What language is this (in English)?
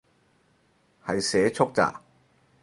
Cantonese